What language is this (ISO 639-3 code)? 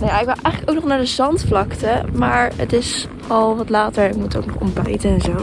nld